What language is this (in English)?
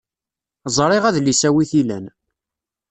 Kabyle